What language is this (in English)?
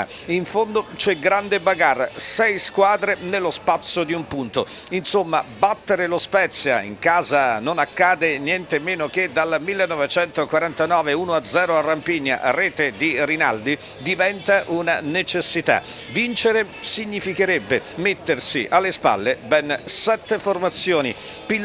Italian